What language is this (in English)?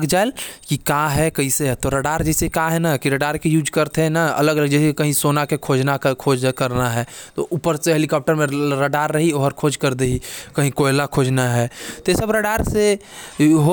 Korwa